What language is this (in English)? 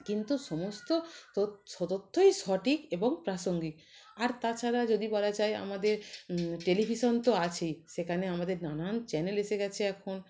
Bangla